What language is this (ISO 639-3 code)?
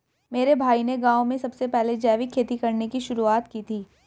hin